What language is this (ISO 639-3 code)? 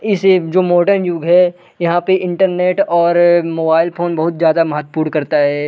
hin